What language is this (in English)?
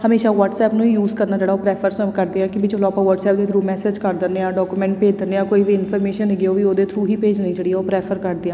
Punjabi